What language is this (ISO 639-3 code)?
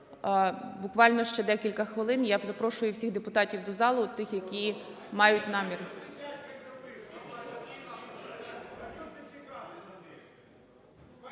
ukr